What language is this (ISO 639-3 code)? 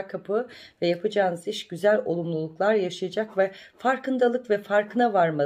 tur